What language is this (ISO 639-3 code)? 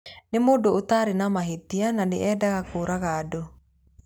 kik